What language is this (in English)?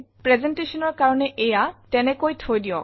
Assamese